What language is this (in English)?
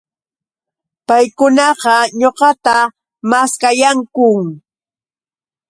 Yauyos Quechua